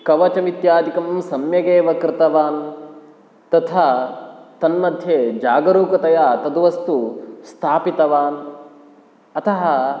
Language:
Sanskrit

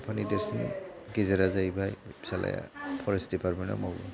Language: Bodo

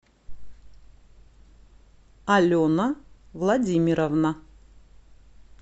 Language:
Russian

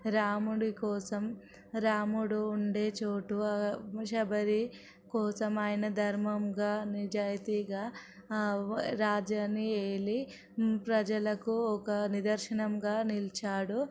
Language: Telugu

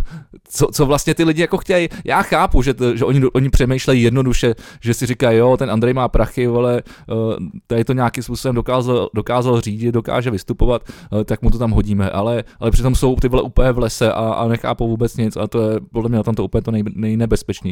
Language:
Czech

